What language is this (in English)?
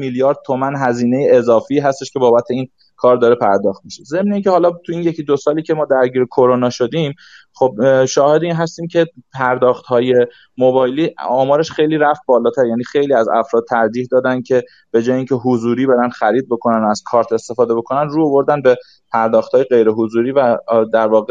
Persian